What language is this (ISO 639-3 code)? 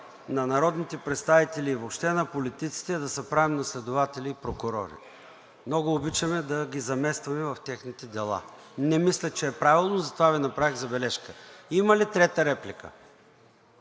bul